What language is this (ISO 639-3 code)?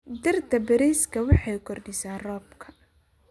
som